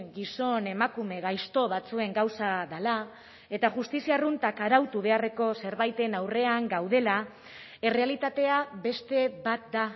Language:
Basque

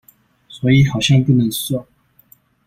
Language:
Chinese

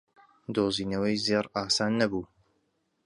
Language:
Central Kurdish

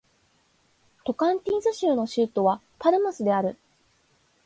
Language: Japanese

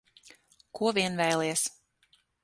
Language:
Latvian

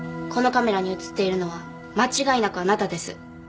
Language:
Japanese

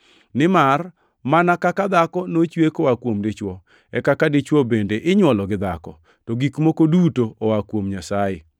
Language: Luo (Kenya and Tanzania)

